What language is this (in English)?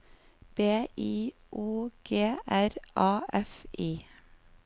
Norwegian